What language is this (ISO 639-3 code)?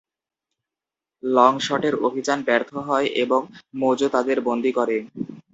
ben